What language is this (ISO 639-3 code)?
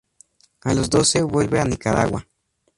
spa